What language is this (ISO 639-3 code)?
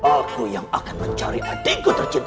ind